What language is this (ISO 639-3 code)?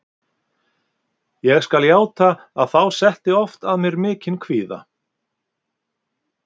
isl